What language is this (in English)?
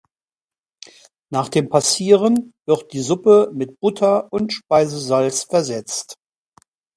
German